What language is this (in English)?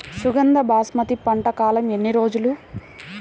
Telugu